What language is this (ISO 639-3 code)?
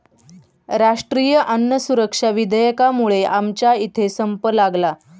mar